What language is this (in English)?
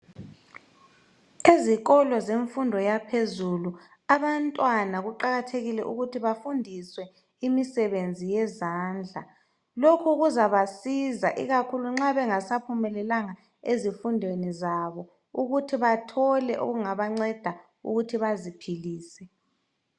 North Ndebele